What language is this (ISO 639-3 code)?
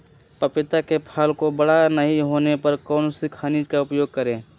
mag